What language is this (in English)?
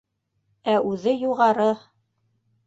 Bashkir